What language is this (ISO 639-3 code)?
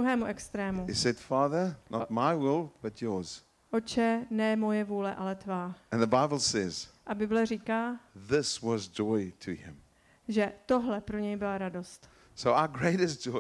ces